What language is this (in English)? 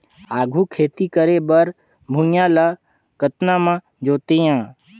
Chhattisgarhi